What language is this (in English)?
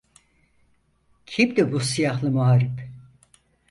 Turkish